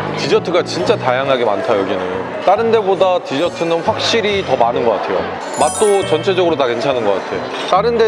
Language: Korean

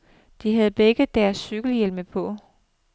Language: Danish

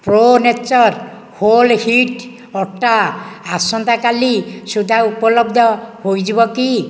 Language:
Odia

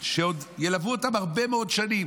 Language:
Hebrew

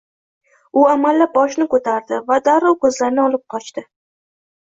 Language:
Uzbek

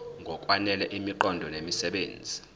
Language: Zulu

